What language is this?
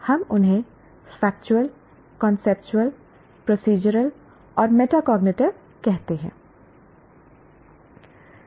Hindi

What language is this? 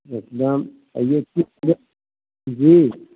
Maithili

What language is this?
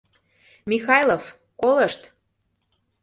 Mari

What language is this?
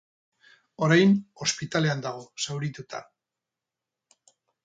Basque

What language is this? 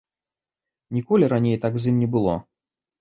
Belarusian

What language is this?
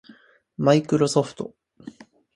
Japanese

